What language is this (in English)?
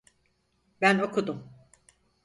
Turkish